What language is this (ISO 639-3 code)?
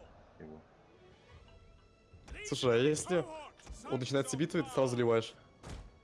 rus